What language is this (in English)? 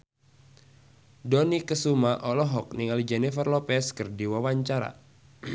Sundanese